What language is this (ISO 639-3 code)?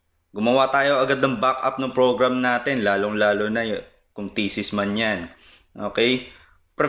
fil